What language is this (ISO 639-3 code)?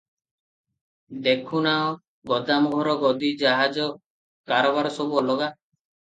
ori